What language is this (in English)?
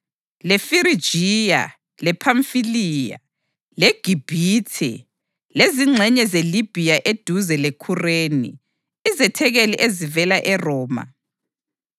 North Ndebele